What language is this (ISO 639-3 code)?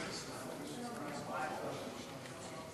heb